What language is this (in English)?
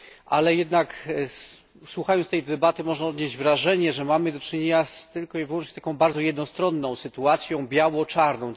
Polish